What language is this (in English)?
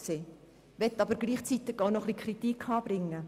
Swiss German